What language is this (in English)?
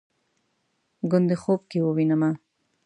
Pashto